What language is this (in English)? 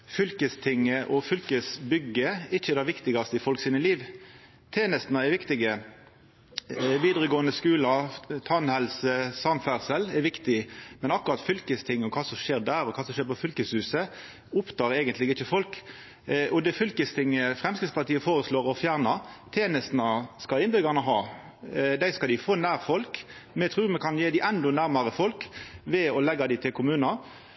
Norwegian Nynorsk